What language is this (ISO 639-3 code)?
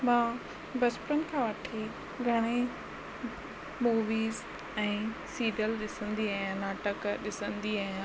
snd